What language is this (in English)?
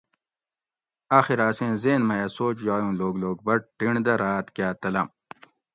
Gawri